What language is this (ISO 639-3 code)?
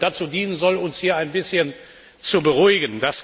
deu